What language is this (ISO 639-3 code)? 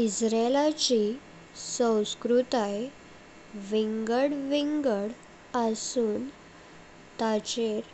kok